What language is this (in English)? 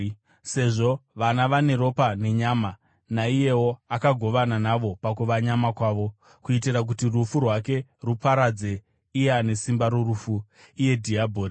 Shona